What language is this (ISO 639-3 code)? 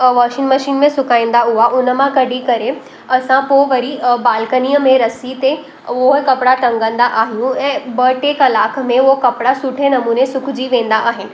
snd